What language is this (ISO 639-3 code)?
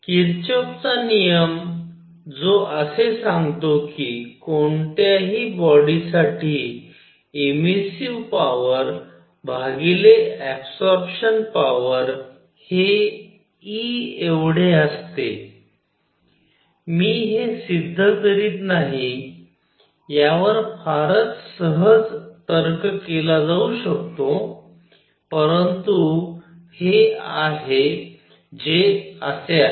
mar